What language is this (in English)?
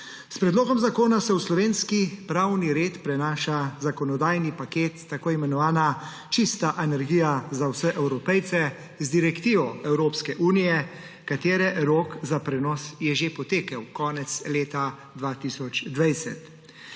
Slovenian